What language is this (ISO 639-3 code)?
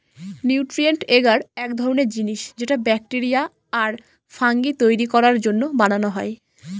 ben